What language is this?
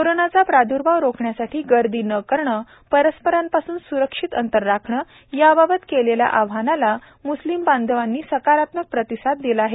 Marathi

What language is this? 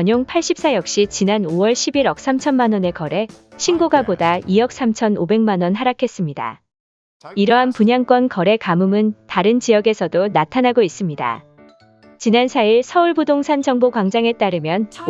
Korean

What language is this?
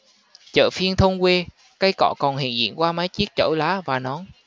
Vietnamese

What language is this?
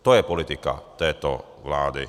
Czech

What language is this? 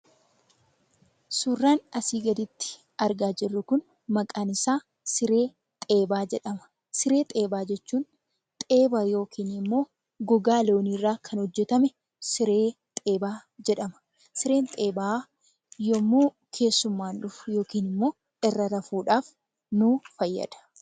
Oromo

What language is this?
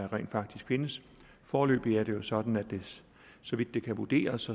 Danish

